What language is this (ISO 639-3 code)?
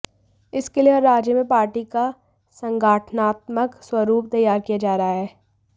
hin